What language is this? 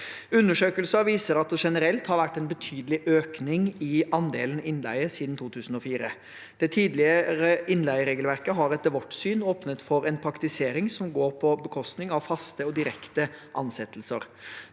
Norwegian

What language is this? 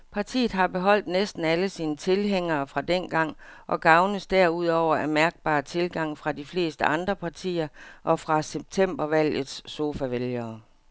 Danish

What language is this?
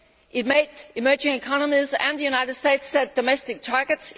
English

